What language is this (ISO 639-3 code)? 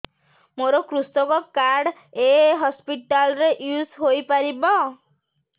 ori